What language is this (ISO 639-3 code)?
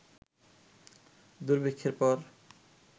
ben